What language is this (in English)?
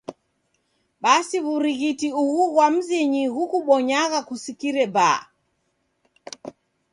Taita